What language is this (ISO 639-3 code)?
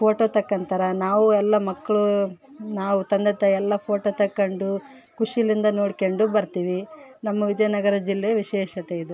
kan